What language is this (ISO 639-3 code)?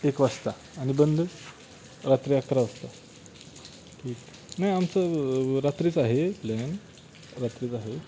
mar